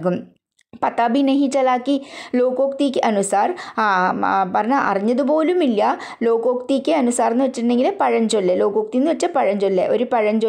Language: Malayalam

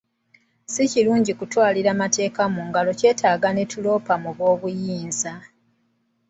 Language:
Ganda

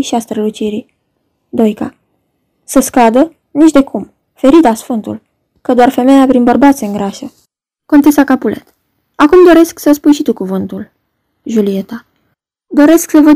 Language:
Romanian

